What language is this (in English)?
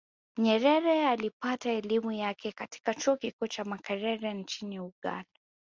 Swahili